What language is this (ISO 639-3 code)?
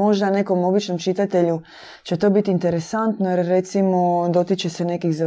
hrv